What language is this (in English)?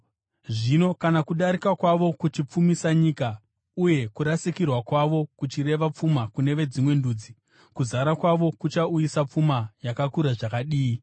Shona